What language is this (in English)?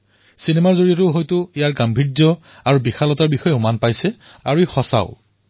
Assamese